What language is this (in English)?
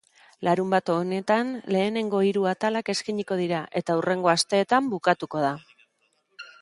Basque